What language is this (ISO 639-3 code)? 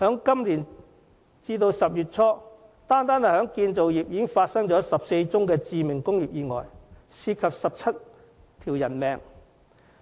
yue